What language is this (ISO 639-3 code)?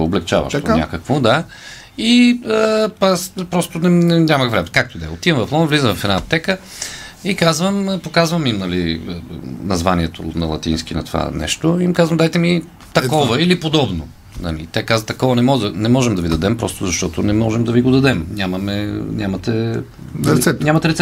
bul